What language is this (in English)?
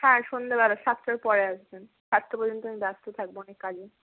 Bangla